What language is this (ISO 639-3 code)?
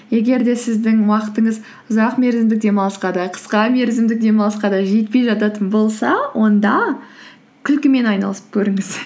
kaz